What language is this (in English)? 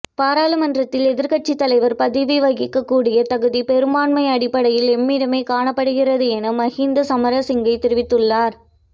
Tamil